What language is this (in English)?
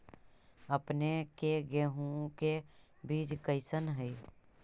Magahi